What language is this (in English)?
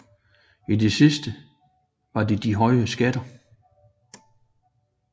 Danish